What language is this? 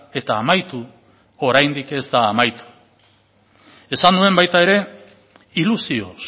Basque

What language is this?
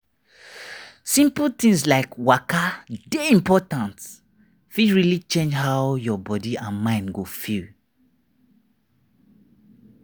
Nigerian Pidgin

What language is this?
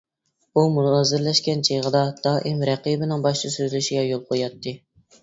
Uyghur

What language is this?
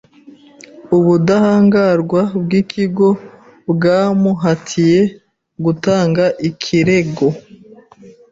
Kinyarwanda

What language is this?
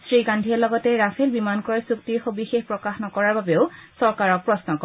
Assamese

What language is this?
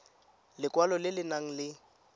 Tswana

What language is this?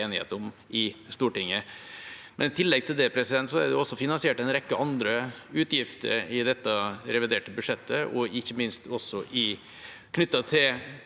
Norwegian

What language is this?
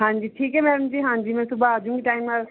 Punjabi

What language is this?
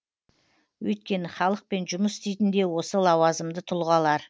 Kazakh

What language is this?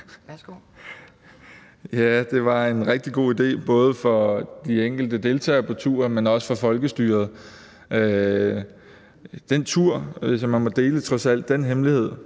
Danish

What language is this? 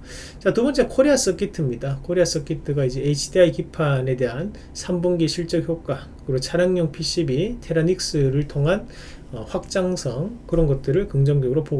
Korean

